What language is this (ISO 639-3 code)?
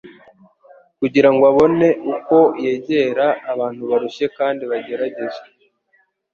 kin